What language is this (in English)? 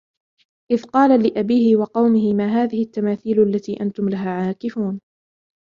Arabic